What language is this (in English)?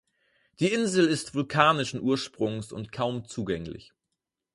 German